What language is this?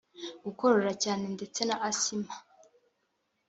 Kinyarwanda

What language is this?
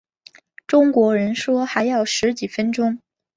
Chinese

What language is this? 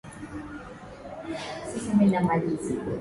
Swahili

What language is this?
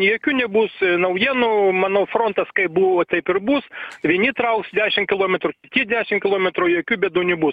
Lithuanian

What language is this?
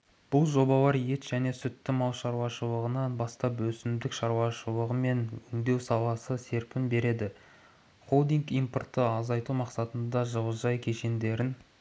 Kazakh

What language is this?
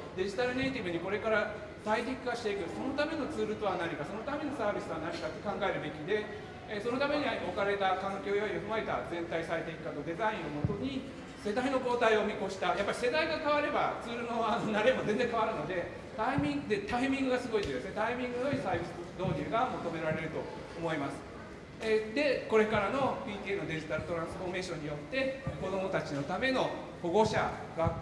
Japanese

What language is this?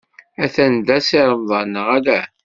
Kabyle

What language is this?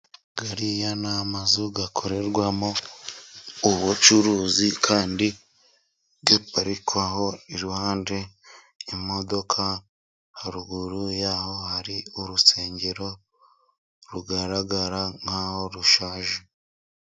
Kinyarwanda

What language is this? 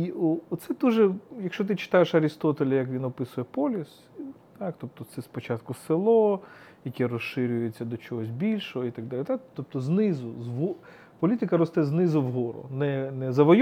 Ukrainian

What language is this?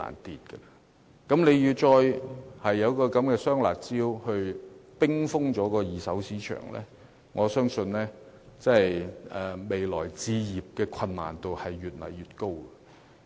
Cantonese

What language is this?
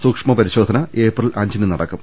Malayalam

